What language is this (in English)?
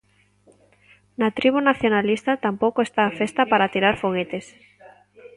Galician